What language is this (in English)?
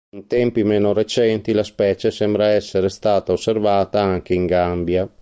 Italian